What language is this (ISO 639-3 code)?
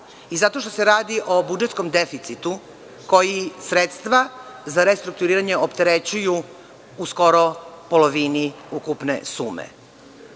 srp